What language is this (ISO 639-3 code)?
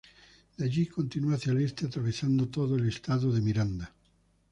spa